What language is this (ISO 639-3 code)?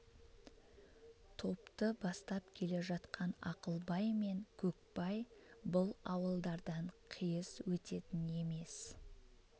kaz